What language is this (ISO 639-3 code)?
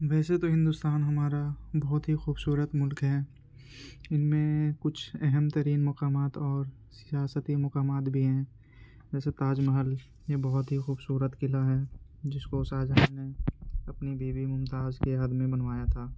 urd